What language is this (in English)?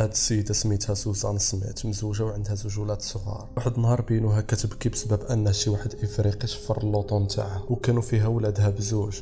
Arabic